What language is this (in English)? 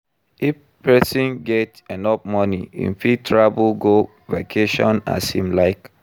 Nigerian Pidgin